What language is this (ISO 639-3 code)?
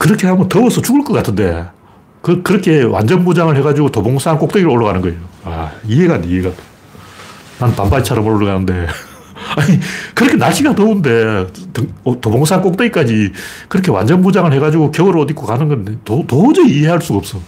kor